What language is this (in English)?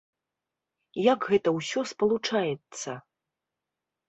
Belarusian